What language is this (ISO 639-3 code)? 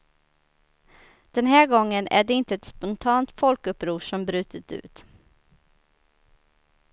swe